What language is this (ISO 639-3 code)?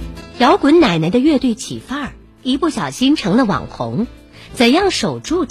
zho